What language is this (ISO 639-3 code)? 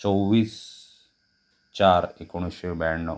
mar